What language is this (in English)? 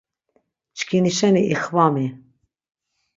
Laz